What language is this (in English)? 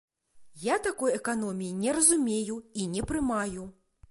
Belarusian